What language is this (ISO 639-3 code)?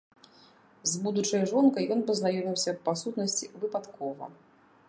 bel